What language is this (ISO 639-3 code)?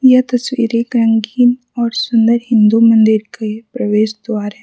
hin